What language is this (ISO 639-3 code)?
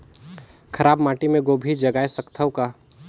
hne